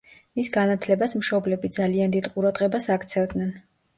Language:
Georgian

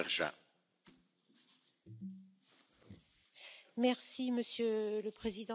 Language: French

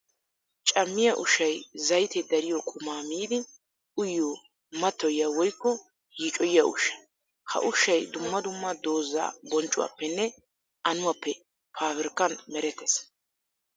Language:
Wolaytta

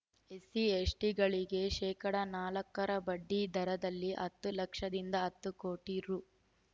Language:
Kannada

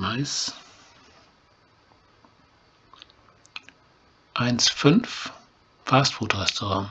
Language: German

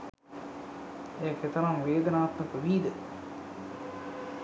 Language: Sinhala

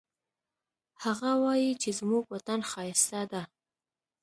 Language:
Pashto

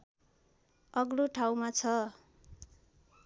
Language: Nepali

